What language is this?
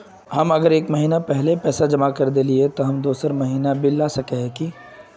Magahi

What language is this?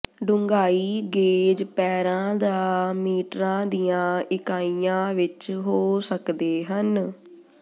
Punjabi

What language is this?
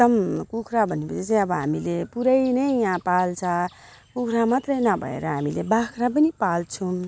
Nepali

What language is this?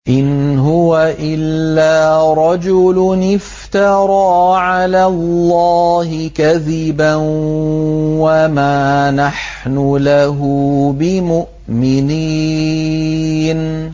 Arabic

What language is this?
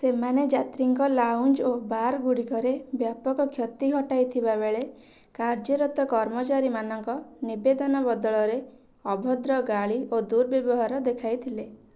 Odia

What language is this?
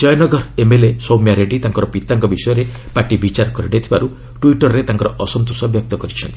Odia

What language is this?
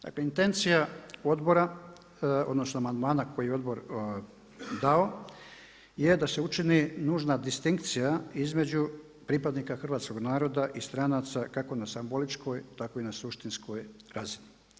Croatian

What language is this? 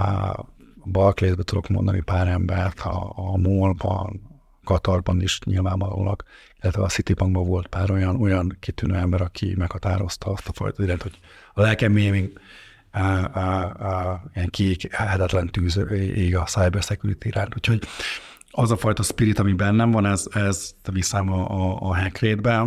Hungarian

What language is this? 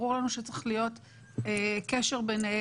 Hebrew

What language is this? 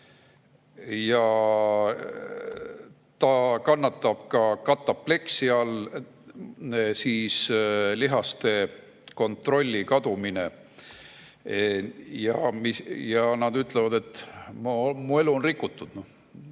Estonian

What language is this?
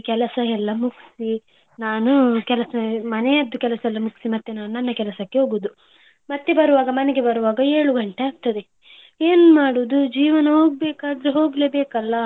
Kannada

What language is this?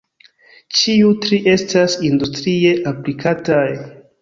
Esperanto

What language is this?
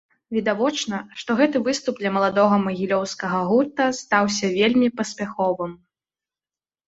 Belarusian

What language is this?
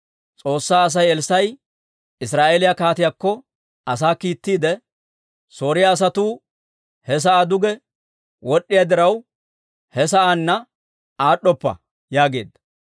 Dawro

